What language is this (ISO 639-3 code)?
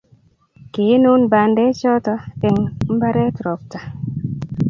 kln